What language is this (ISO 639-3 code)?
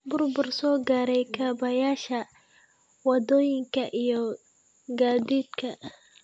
som